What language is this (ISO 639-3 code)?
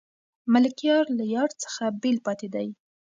pus